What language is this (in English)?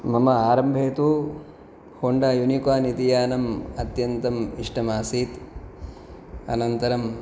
Sanskrit